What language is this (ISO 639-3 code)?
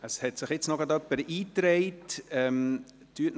gsw